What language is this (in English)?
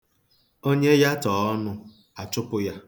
Igbo